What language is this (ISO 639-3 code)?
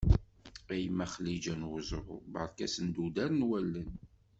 kab